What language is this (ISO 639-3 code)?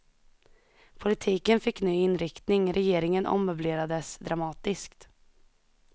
swe